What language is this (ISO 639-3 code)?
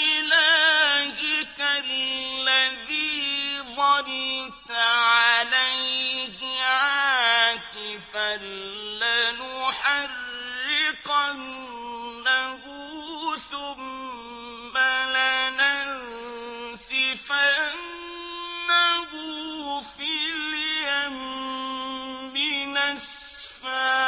ara